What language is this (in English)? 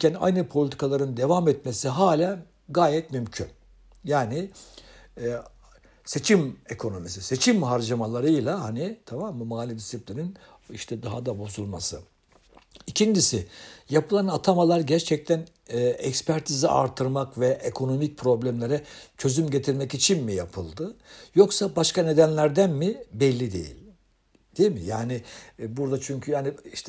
Turkish